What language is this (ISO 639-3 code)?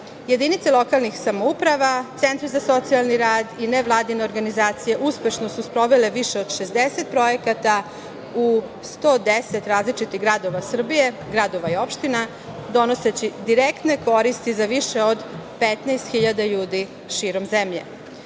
srp